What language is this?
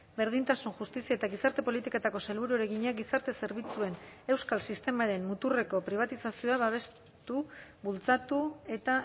Basque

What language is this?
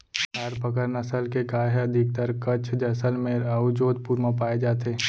Chhattisgarhi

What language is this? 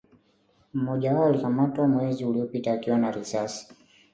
Swahili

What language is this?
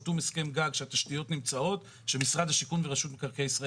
Hebrew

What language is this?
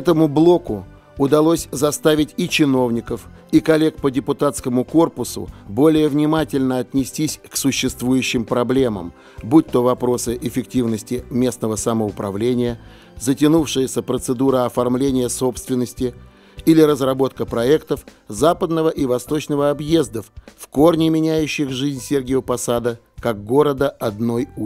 Russian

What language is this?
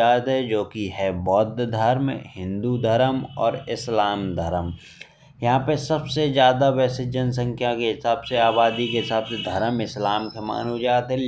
Bundeli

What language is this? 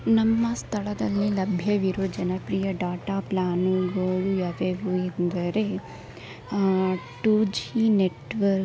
Kannada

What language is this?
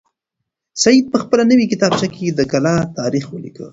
Pashto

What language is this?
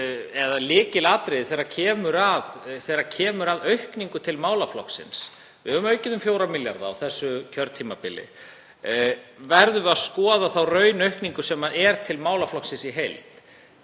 Icelandic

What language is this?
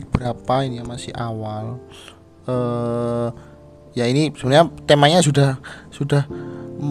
Indonesian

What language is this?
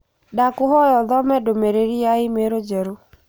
Kikuyu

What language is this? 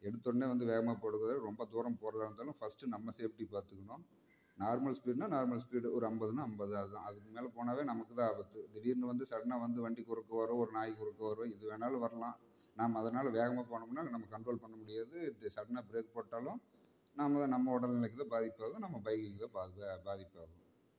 Tamil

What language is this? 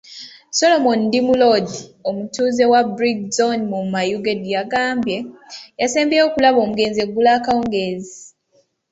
Ganda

